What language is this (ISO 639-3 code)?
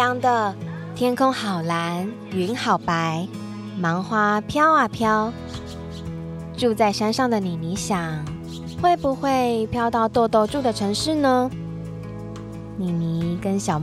zho